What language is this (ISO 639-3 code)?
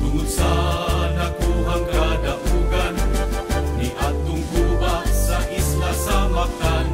ind